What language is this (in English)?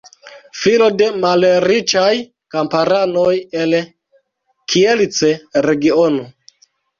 Esperanto